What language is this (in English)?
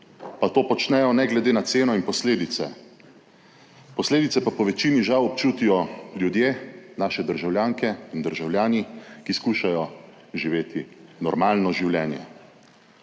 Slovenian